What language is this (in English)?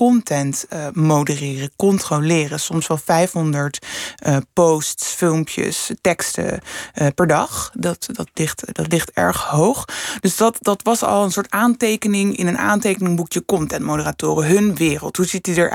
Dutch